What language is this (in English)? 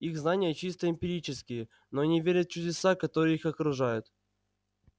Russian